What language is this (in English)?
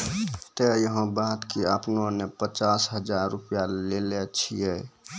Maithili